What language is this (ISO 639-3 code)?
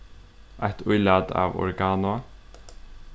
fao